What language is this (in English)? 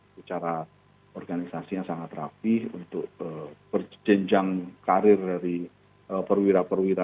Indonesian